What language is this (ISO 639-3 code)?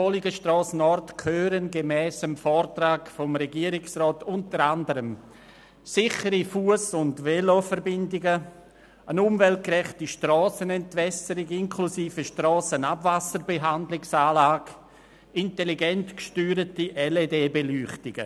gsw